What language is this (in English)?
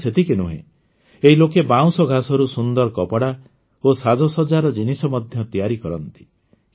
Odia